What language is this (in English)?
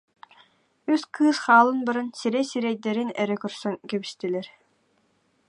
Yakut